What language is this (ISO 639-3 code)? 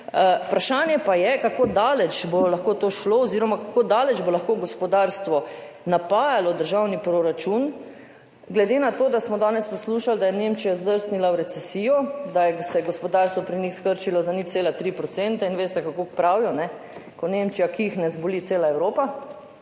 slv